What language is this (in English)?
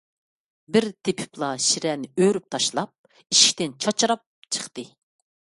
Uyghur